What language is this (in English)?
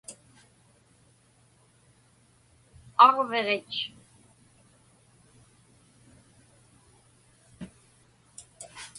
Inupiaq